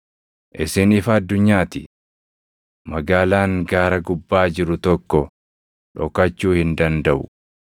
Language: Oromo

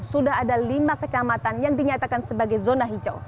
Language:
Indonesian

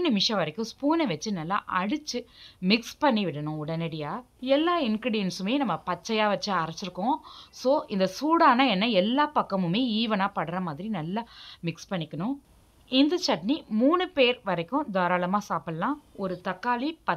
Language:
Tamil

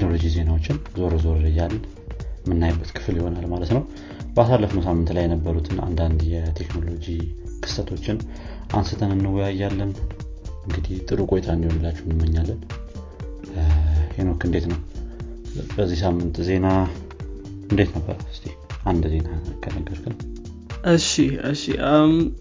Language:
Amharic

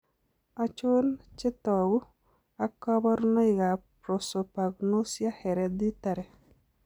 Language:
Kalenjin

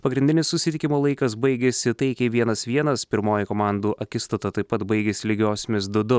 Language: Lithuanian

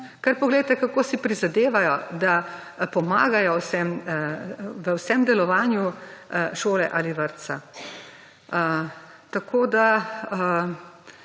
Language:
Slovenian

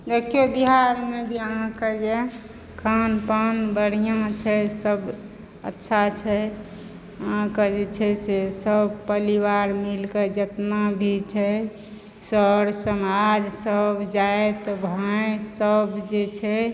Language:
Maithili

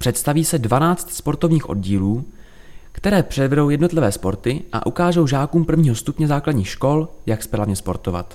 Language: Czech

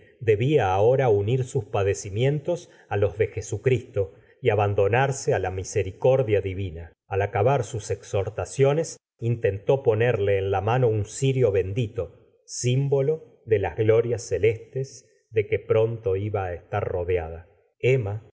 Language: Spanish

